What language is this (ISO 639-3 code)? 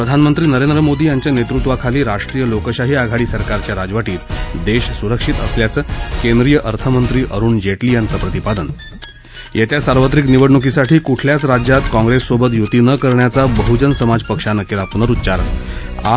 mar